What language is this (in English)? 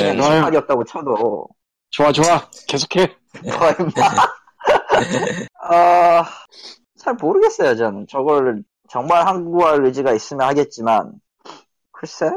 Korean